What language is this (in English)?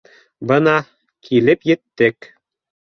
Bashkir